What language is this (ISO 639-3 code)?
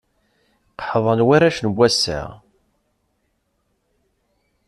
kab